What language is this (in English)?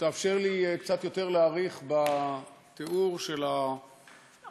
Hebrew